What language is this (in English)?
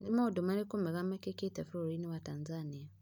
Kikuyu